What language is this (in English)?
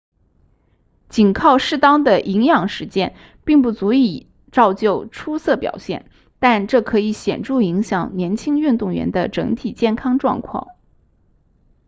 Chinese